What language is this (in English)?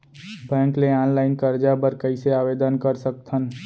Chhattisgarhi